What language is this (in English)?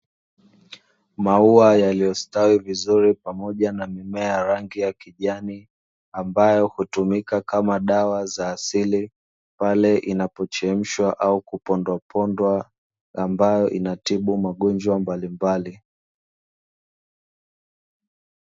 Swahili